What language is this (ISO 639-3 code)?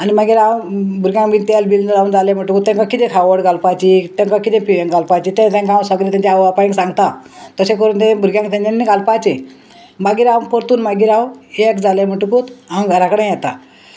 kok